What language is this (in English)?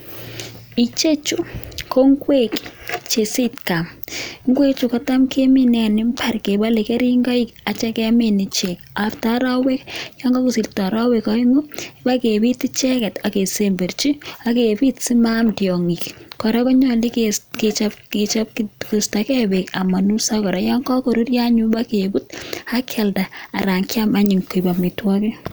Kalenjin